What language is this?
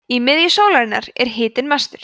Icelandic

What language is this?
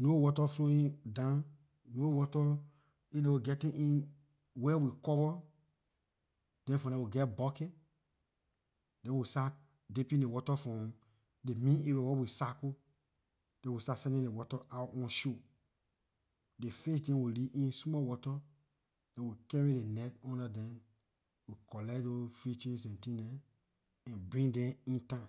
Liberian English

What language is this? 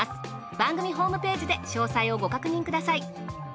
Japanese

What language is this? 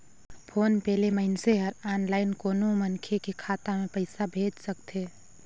Chhattisgarhi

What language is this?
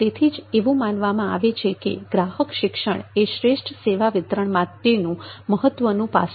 Gujarati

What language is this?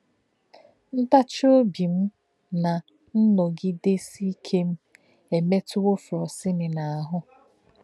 Igbo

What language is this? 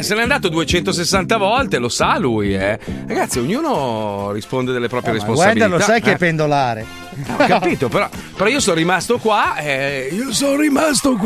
Italian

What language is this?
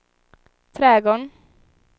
Swedish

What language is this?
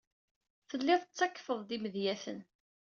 Kabyle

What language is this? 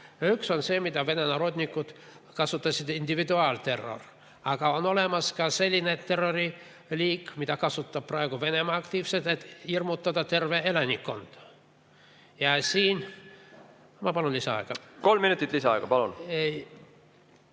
Estonian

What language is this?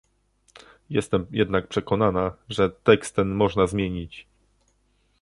Polish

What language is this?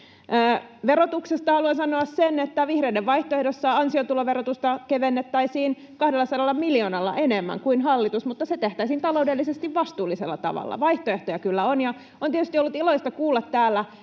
Finnish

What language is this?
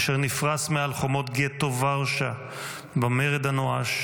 Hebrew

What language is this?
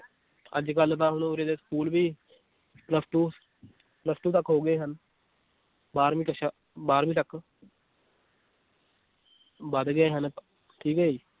Punjabi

